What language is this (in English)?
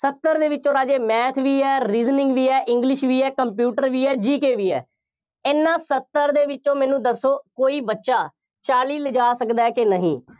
Punjabi